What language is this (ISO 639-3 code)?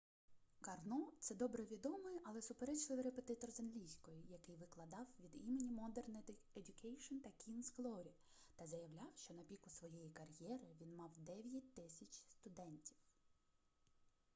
ukr